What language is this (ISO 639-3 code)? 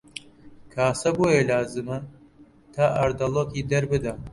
ckb